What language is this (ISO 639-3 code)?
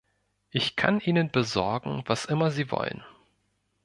deu